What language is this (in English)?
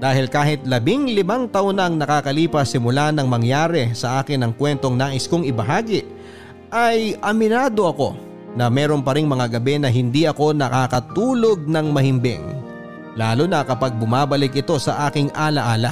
Filipino